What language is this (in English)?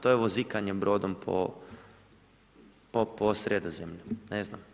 Croatian